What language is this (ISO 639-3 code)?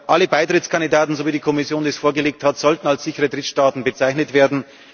deu